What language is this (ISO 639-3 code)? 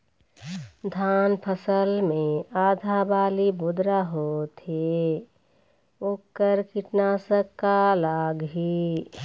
hne